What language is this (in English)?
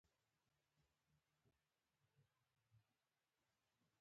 Pashto